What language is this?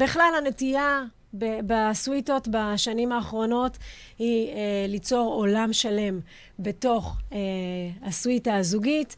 Hebrew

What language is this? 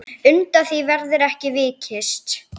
Icelandic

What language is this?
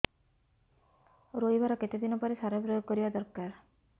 Odia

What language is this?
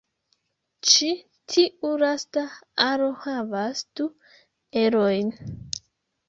Esperanto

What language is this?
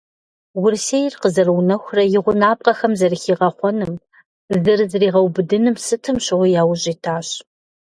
Kabardian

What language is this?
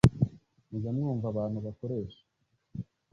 Kinyarwanda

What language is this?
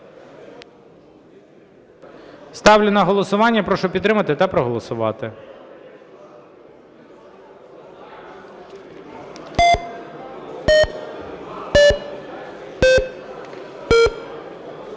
Ukrainian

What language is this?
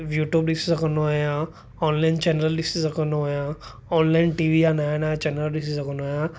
Sindhi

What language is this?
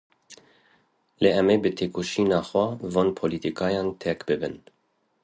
Kurdish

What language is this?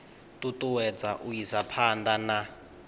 Venda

